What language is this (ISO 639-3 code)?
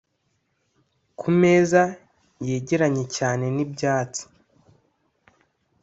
kin